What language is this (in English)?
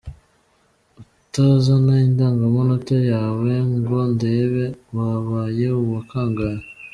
Kinyarwanda